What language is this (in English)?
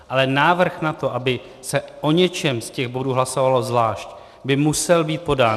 Czech